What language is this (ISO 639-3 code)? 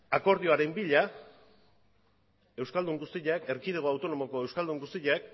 eus